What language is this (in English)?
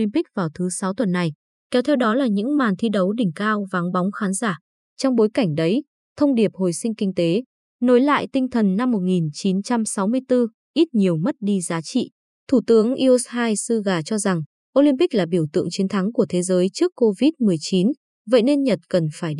Vietnamese